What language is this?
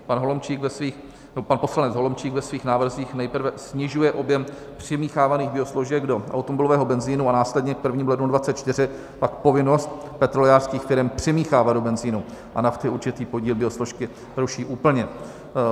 Czech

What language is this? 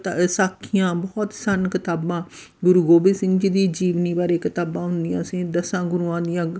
Punjabi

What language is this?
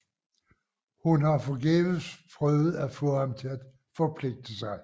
Danish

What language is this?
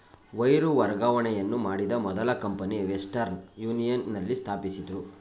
Kannada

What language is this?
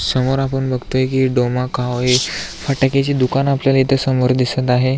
Marathi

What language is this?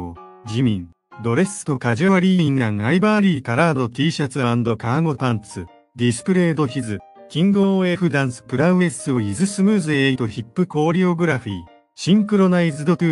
Japanese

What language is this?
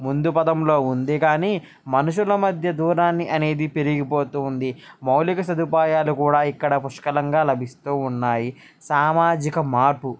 Telugu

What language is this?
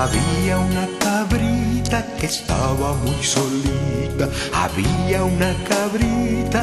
Spanish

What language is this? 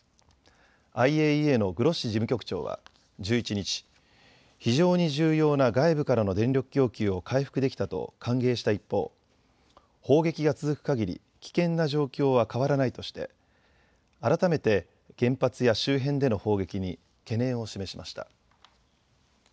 Japanese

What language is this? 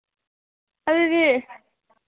Manipuri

